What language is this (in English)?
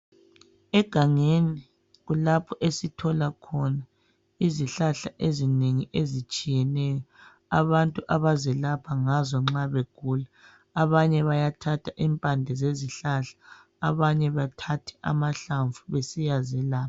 North Ndebele